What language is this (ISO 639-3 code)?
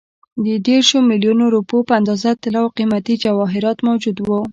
pus